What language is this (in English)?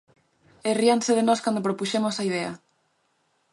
Galician